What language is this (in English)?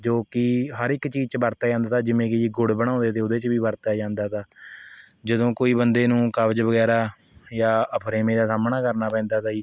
Punjabi